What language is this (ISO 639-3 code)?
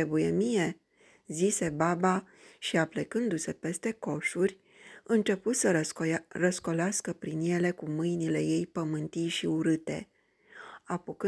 ron